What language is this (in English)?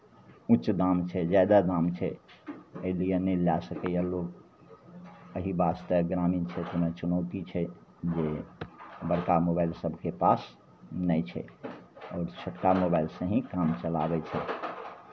Maithili